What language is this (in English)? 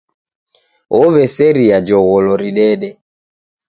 Taita